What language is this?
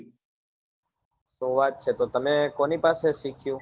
Gujarati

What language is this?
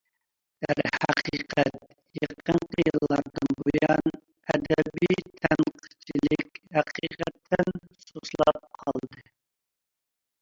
Uyghur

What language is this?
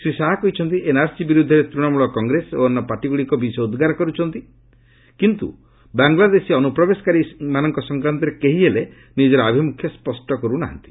Odia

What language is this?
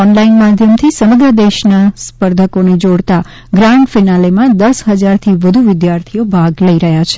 Gujarati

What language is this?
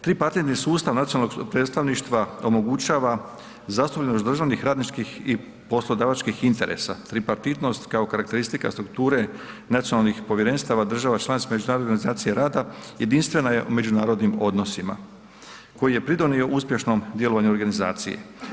Croatian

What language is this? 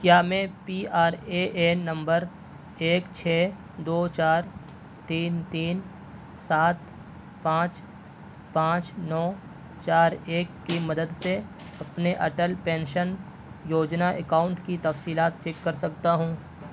Urdu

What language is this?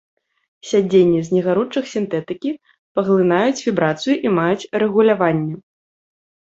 Belarusian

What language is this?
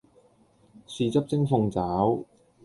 Cantonese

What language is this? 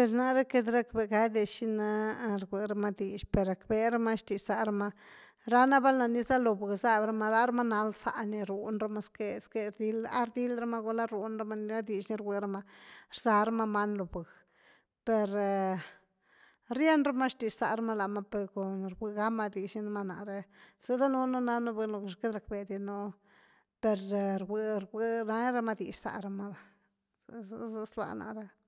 Güilá Zapotec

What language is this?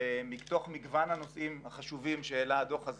Hebrew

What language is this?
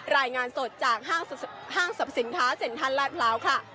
Thai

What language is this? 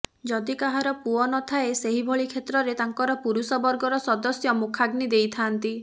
Odia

